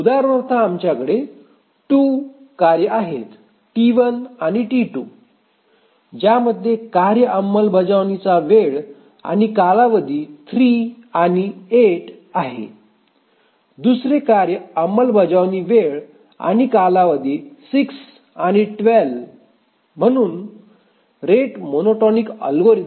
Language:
Marathi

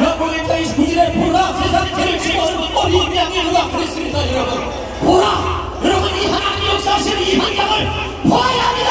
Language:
Korean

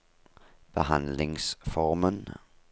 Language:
Norwegian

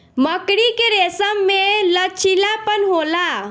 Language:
Bhojpuri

